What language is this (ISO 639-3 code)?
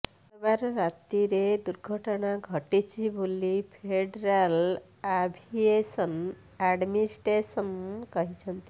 ori